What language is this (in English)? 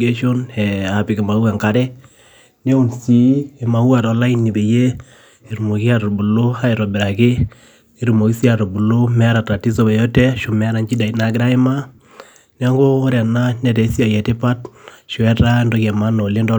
Masai